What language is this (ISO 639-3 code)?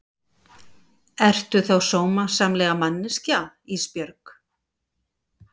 isl